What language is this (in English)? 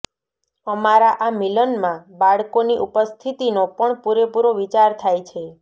Gujarati